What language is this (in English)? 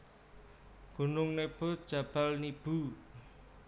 Javanese